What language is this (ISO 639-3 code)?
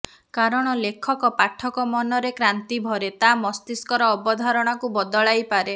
ori